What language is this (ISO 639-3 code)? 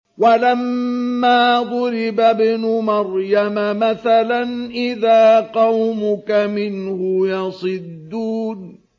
ara